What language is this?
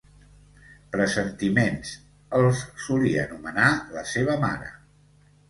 Catalan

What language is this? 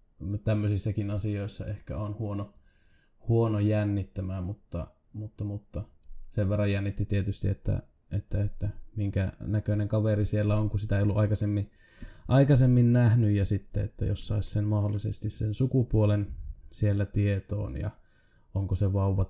Finnish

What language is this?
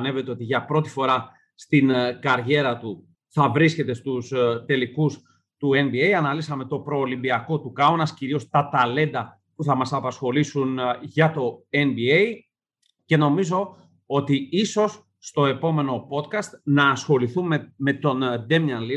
Greek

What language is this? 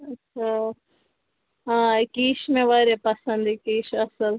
Kashmiri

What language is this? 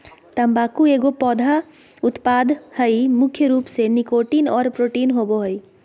Magahi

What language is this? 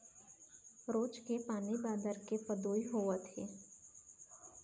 Chhattisgarhi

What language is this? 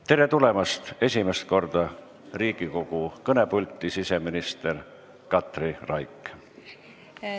Estonian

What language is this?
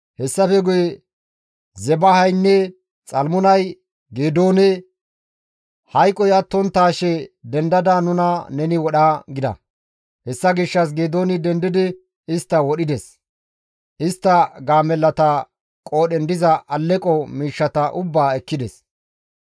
Gamo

